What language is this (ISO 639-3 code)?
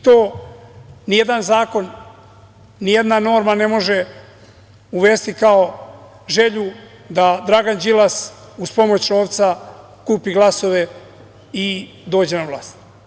srp